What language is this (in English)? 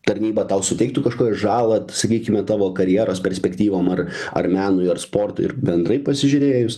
Lithuanian